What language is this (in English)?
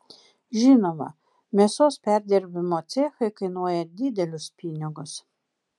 Lithuanian